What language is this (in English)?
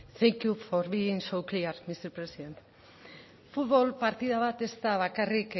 Basque